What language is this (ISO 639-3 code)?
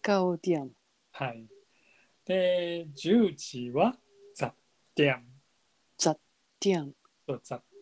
jpn